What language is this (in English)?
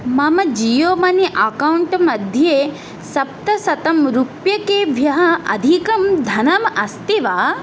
Sanskrit